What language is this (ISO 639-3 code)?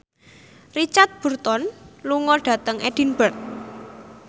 jav